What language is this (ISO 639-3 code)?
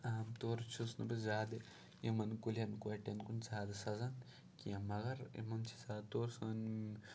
kas